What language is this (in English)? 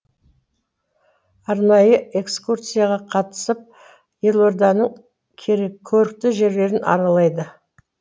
Kazakh